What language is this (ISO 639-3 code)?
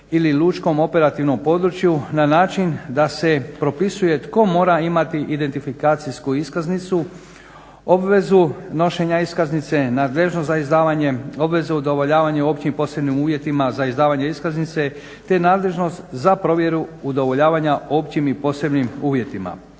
hrv